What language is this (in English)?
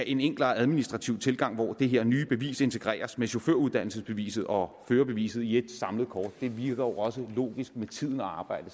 Danish